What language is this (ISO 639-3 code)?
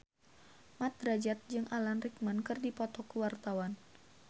sun